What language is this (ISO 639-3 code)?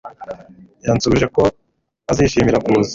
kin